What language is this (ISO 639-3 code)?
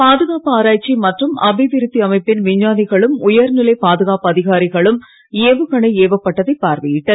tam